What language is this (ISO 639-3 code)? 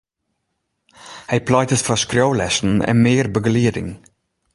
fry